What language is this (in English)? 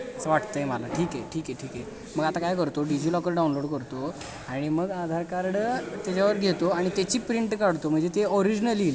Marathi